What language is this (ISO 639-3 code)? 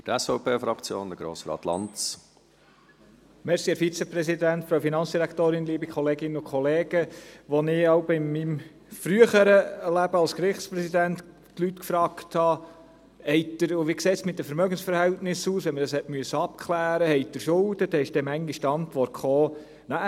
gsw